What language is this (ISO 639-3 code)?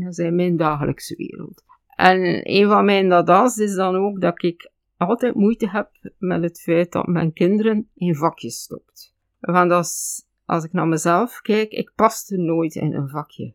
nld